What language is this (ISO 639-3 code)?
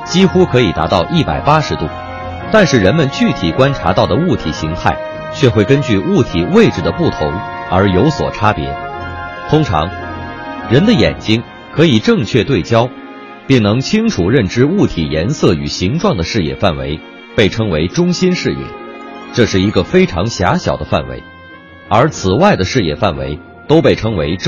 zho